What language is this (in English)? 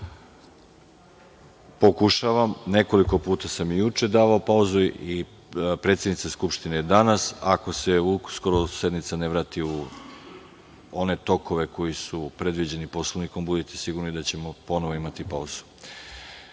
Serbian